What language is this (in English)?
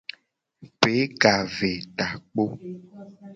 Gen